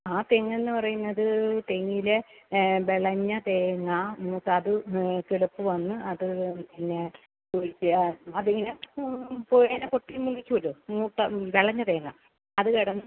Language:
Malayalam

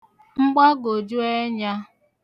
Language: Igbo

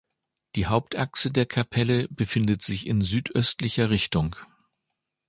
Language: German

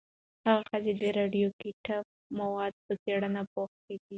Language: Pashto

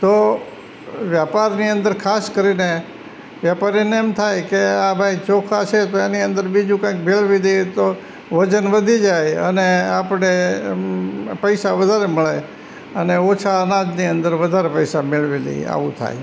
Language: Gujarati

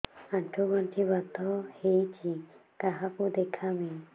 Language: Odia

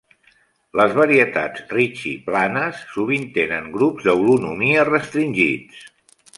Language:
Catalan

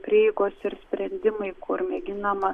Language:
Lithuanian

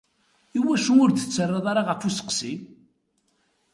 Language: Kabyle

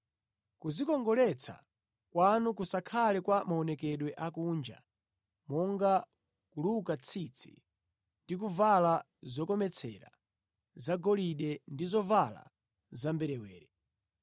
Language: Nyanja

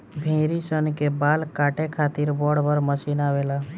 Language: Bhojpuri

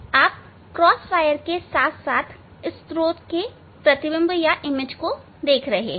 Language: Hindi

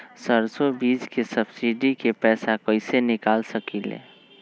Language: Magahi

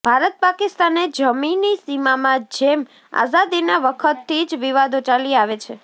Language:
Gujarati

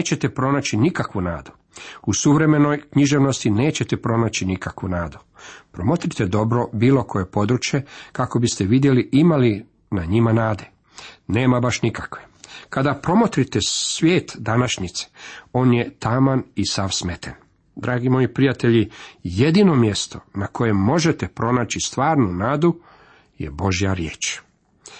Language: Croatian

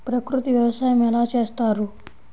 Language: Telugu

